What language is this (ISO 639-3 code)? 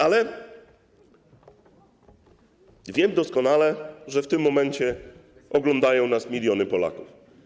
pol